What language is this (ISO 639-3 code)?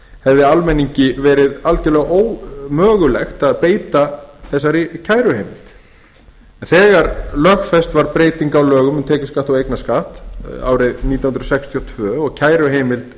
isl